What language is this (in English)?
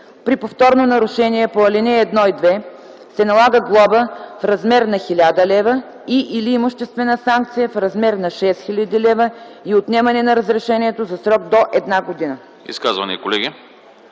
Bulgarian